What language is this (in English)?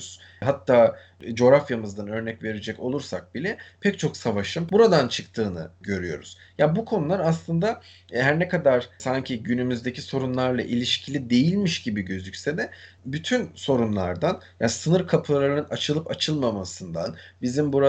Turkish